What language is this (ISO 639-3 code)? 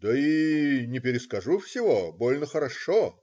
rus